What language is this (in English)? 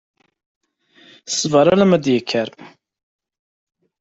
Kabyle